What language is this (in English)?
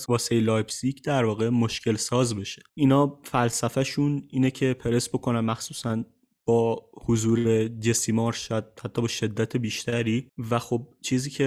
Persian